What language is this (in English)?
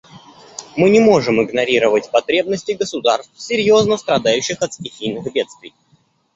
Russian